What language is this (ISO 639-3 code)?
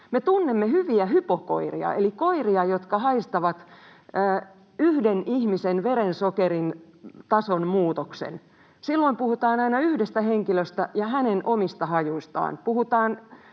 fin